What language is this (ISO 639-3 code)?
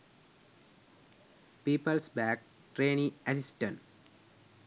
sin